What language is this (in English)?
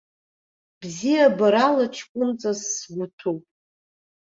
Abkhazian